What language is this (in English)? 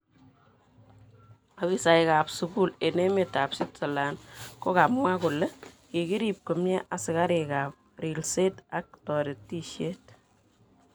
Kalenjin